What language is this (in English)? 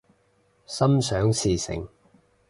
Cantonese